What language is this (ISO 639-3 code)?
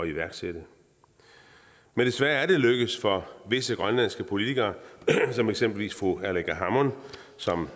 dan